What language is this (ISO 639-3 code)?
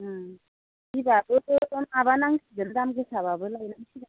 brx